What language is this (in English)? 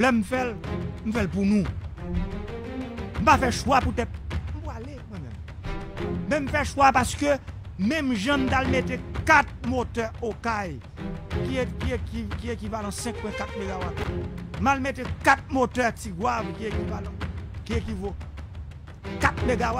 French